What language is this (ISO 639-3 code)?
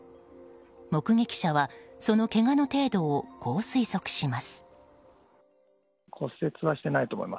jpn